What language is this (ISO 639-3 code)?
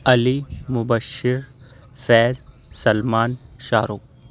urd